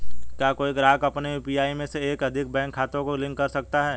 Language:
Hindi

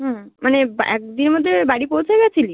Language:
Bangla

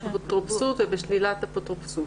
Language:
Hebrew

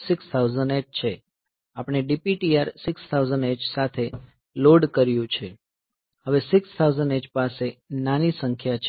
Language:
Gujarati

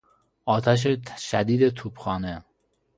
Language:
Persian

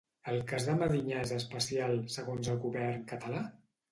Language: Catalan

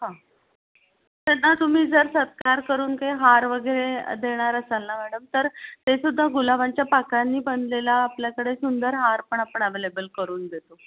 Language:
Marathi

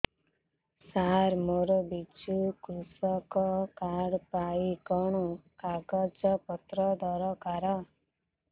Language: Odia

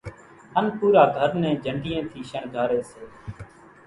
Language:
Kachi Koli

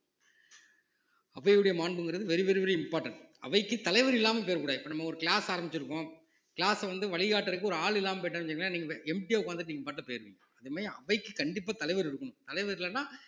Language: Tamil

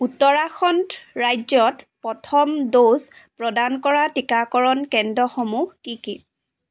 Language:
Assamese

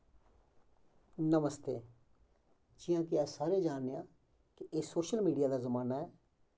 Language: Dogri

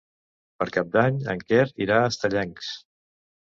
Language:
Catalan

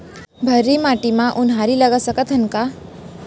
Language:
Chhattisgarhi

